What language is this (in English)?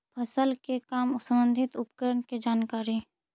Magahi